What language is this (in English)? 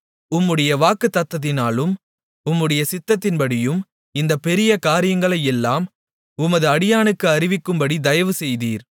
Tamil